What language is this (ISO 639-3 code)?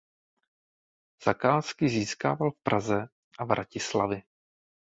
ces